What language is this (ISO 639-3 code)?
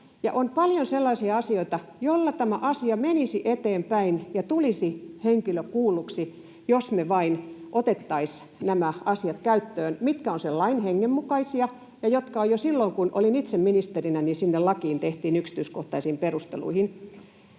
fin